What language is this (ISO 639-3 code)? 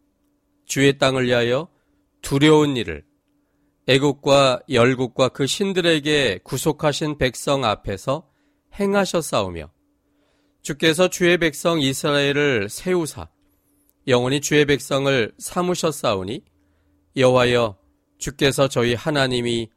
kor